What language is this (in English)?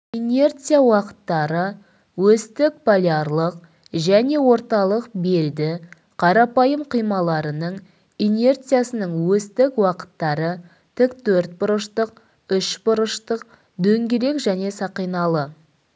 Kazakh